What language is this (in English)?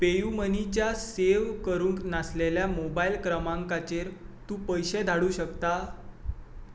Konkani